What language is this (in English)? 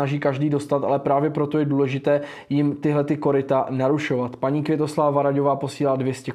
Czech